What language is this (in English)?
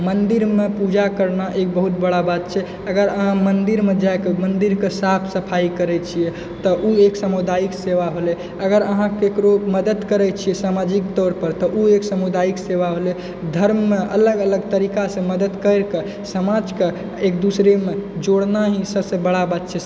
Maithili